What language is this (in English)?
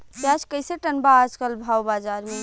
Bhojpuri